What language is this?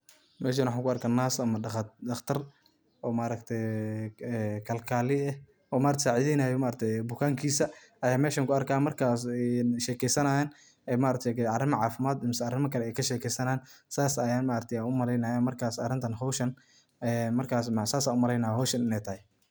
Somali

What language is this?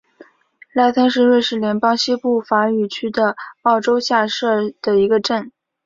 Chinese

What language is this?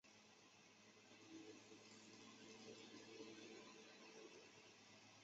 Chinese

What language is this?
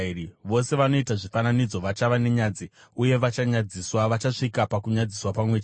Shona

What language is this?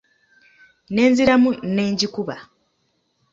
Ganda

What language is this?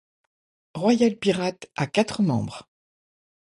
French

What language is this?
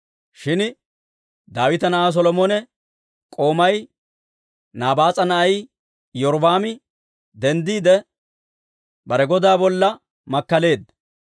Dawro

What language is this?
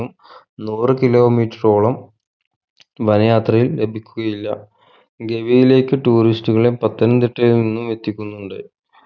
Malayalam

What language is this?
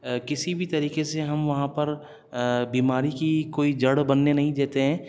Urdu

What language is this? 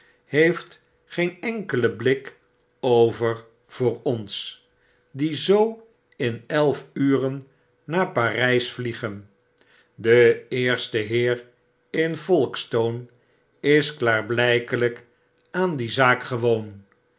Dutch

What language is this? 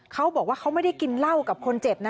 Thai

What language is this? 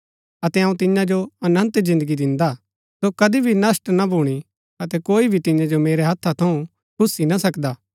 Gaddi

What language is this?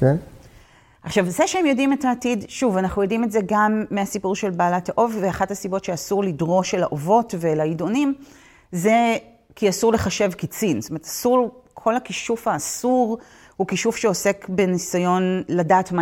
Hebrew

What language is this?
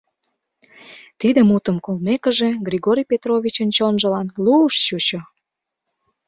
Mari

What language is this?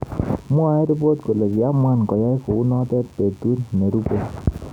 Kalenjin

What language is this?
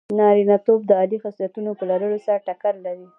Pashto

